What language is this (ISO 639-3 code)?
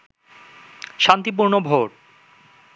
ben